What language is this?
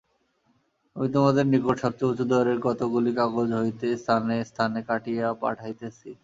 Bangla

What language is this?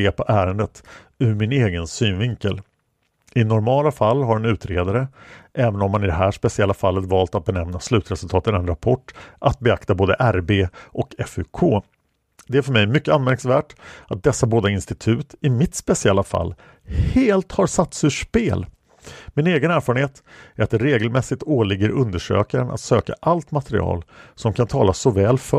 Swedish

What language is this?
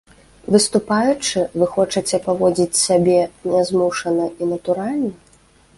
Belarusian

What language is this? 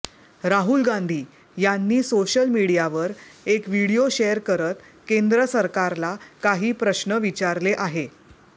Marathi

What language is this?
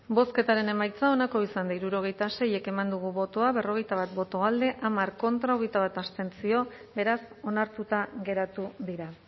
Basque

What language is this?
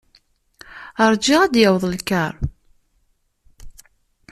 Kabyle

